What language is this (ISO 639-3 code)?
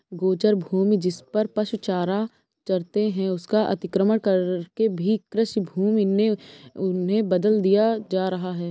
hin